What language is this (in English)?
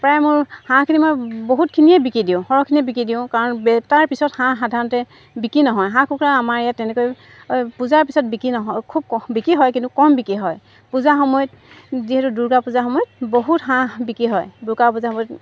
Assamese